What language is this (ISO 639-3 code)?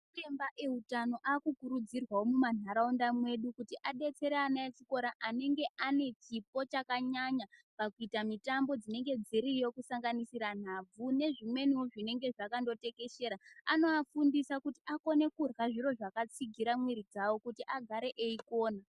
ndc